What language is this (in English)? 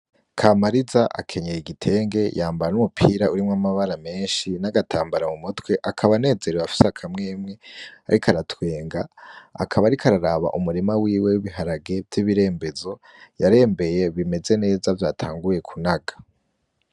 Rundi